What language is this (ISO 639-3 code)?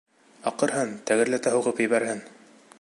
bak